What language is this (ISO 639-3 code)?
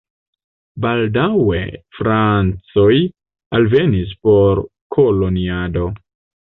epo